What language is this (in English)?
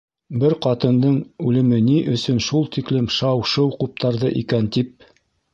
Bashkir